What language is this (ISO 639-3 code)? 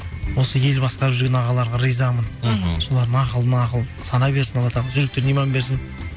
kaz